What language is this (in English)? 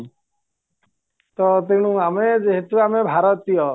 Odia